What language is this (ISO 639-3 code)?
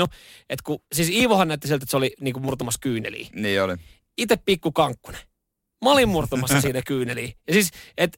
fin